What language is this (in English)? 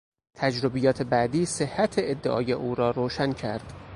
Persian